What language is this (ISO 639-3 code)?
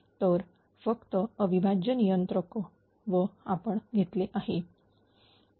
mar